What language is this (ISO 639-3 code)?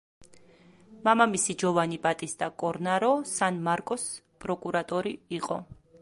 kat